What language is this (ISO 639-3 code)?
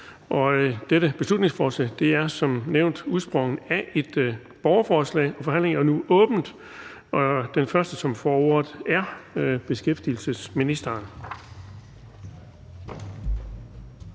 dan